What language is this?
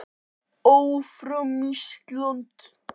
Icelandic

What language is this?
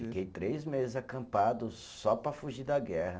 Portuguese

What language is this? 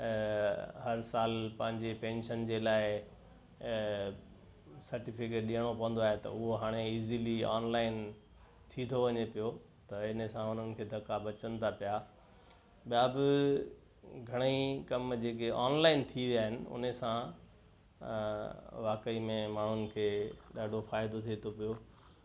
Sindhi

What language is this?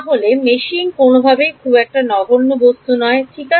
Bangla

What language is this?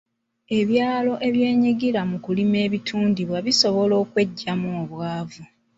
Ganda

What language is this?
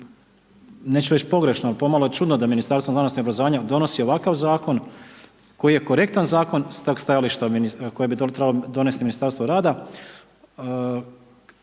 Croatian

